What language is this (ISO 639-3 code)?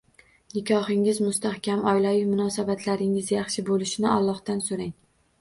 uzb